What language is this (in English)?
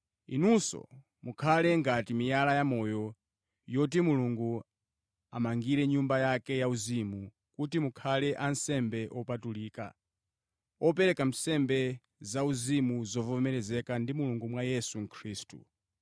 Nyanja